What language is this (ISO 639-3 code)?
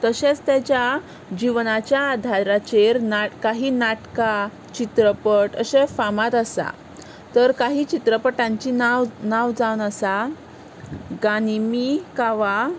kok